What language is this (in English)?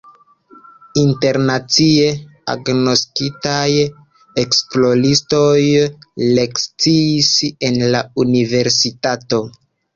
Esperanto